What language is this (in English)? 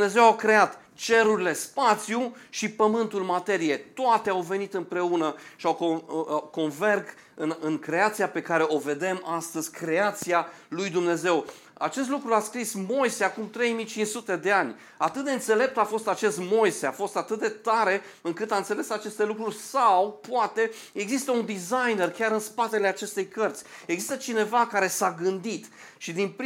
Romanian